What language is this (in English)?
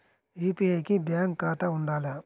Telugu